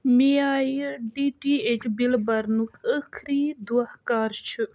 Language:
Kashmiri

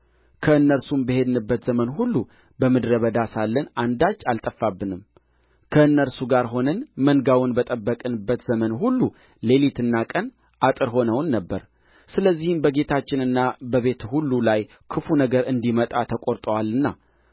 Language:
Amharic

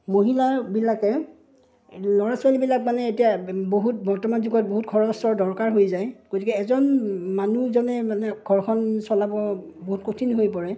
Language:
Assamese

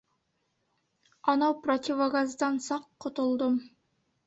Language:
Bashkir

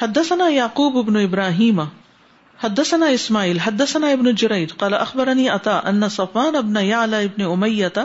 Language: Urdu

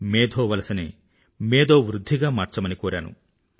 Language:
Telugu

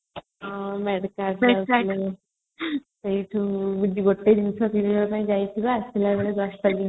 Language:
Odia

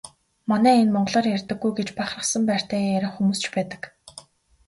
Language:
Mongolian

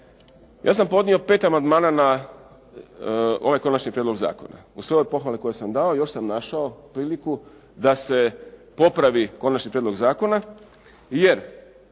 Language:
Croatian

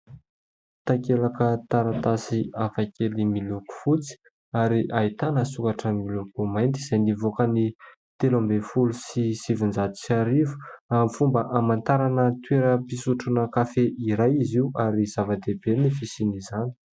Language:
Malagasy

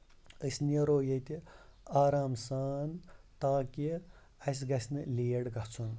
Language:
Kashmiri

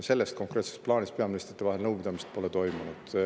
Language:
Estonian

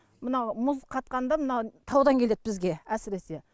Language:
Kazakh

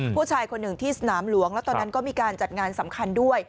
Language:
Thai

